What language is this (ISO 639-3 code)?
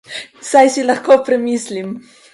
slv